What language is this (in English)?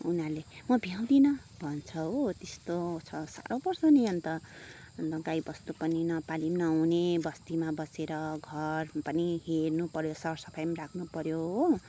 Nepali